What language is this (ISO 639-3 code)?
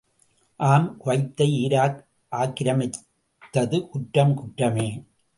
tam